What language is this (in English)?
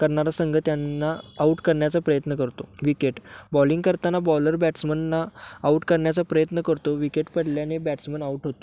Marathi